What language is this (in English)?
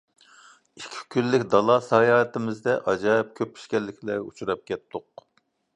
Uyghur